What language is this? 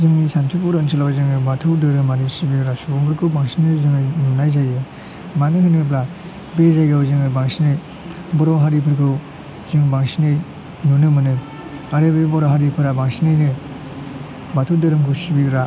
Bodo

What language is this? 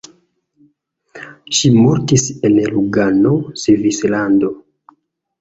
Esperanto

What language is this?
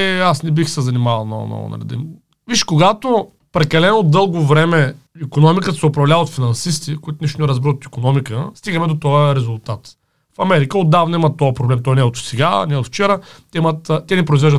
Bulgarian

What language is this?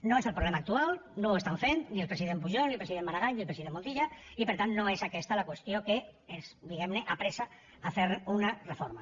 Catalan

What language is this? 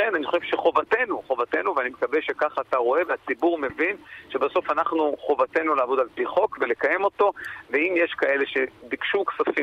Hebrew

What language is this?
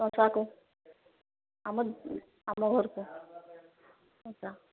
Odia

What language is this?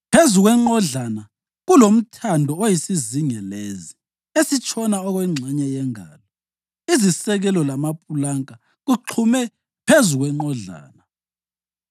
North Ndebele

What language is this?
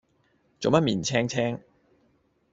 Cantonese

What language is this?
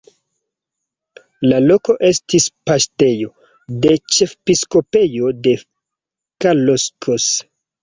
Esperanto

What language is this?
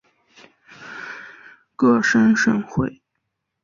Chinese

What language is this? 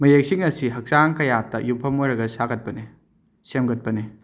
Manipuri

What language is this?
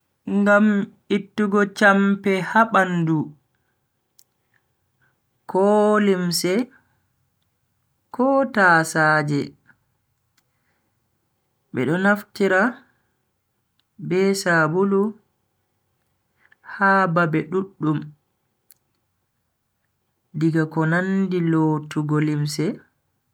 Bagirmi Fulfulde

